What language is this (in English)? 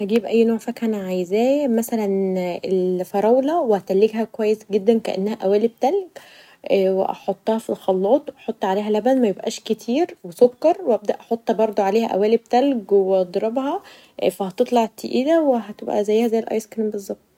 Egyptian Arabic